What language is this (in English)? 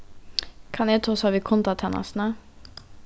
Faroese